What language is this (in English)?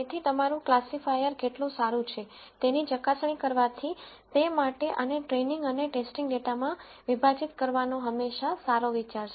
Gujarati